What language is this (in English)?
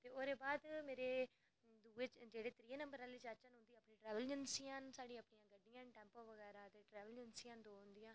Dogri